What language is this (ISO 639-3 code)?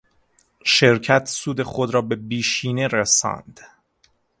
fas